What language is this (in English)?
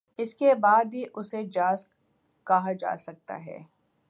Urdu